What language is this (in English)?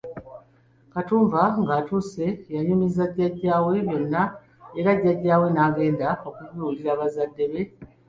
Ganda